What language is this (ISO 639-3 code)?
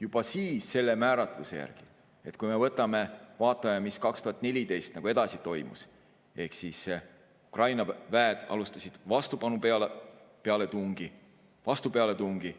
est